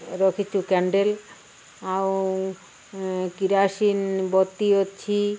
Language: Odia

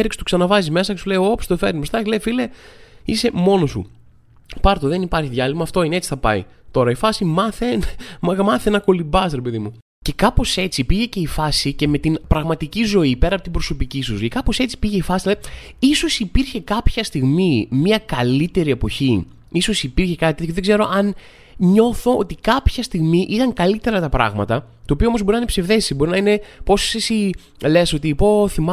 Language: Greek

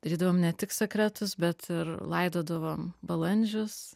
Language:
Lithuanian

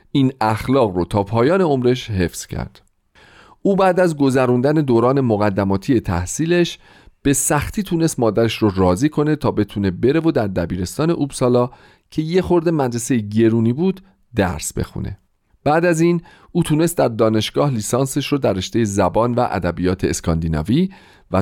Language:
Persian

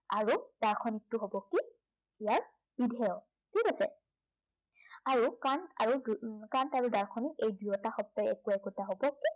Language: Assamese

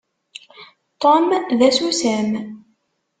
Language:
Kabyle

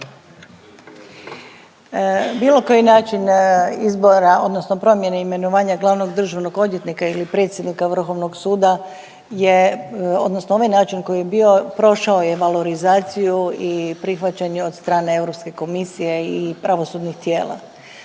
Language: Croatian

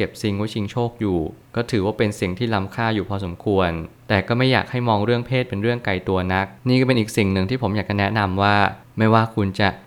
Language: Thai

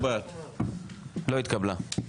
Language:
Hebrew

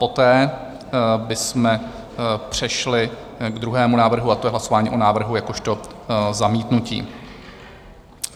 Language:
Czech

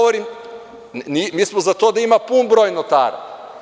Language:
Serbian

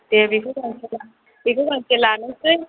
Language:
Bodo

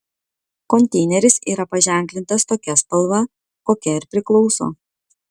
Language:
Lithuanian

